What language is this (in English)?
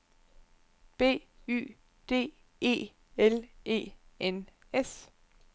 Danish